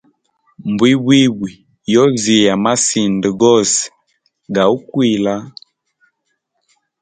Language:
Hemba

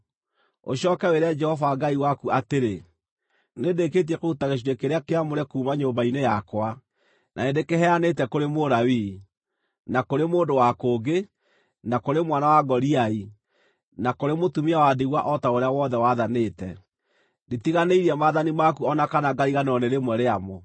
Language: Kikuyu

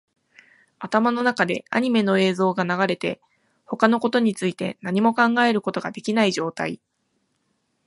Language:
Japanese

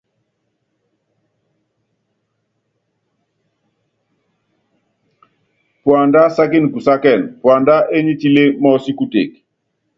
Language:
Yangben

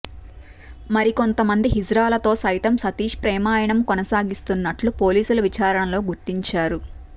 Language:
Telugu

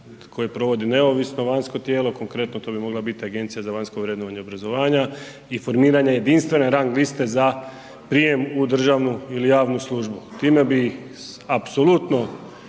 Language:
Croatian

